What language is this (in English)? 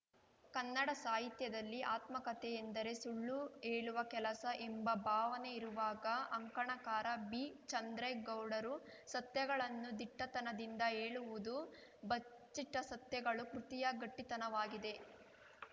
Kannada